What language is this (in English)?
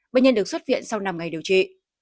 Vietnamese